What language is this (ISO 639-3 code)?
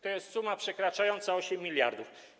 pol